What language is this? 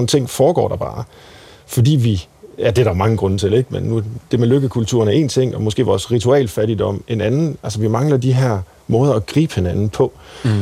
Danish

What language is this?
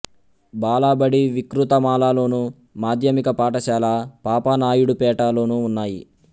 Telugu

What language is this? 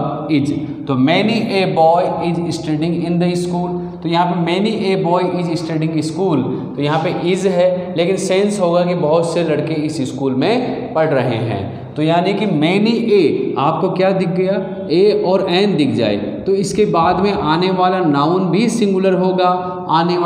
Hindi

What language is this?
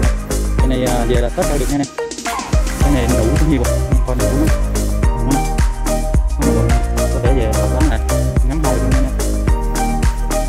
Vietnamese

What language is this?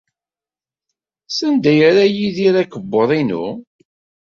Kabyle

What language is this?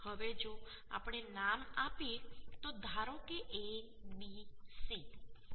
Gujarati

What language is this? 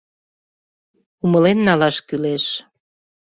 Mari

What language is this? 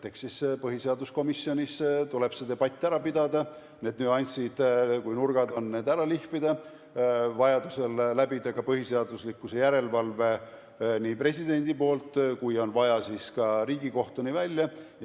Estonian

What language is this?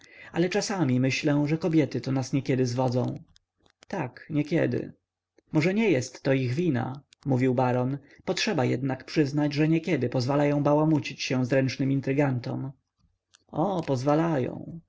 Polish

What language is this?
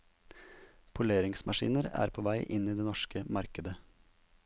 Norwegian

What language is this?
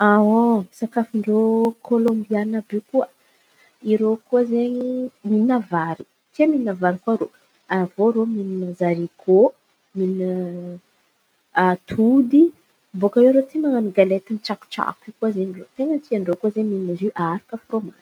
Antankarana Malagasy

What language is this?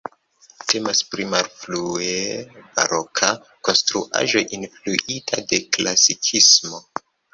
Esperanto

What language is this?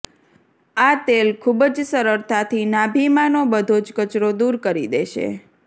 Gujarati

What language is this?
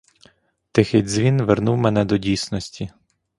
Ukrainian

